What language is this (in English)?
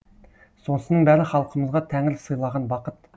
Kazakh